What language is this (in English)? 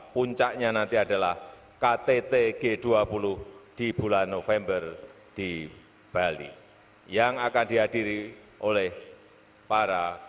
Indonesian